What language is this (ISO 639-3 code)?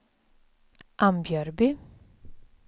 swe